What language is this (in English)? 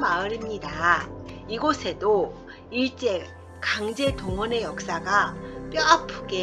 Korean